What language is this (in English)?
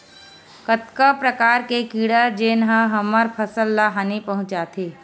Chhattisgarhi